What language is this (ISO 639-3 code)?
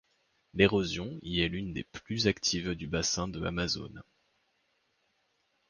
fra